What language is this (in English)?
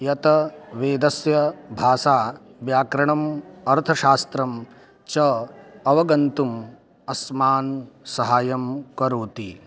Sanskrit